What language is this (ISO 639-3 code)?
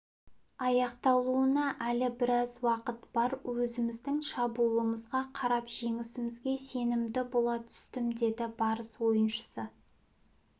kaz